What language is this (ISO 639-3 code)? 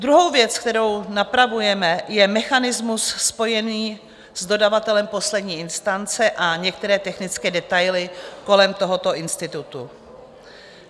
ces